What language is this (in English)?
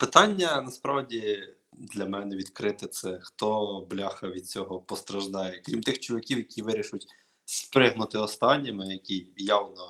Ukrainian